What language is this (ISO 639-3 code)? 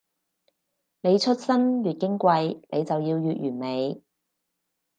yue